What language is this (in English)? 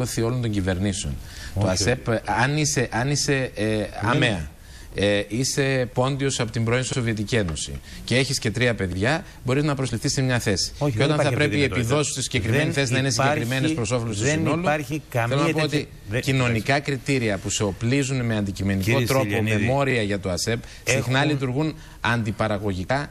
Greek